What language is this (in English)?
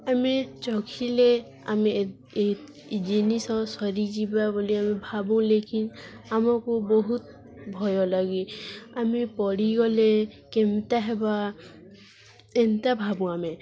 Odia